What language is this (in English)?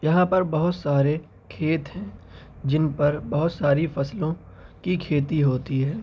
Urdu